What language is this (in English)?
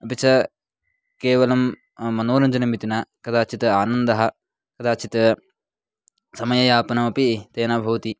Sanskrit